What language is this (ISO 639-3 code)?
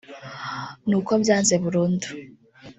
kin